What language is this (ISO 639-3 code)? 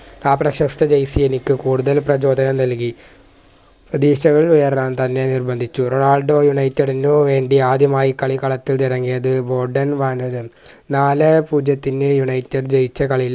mal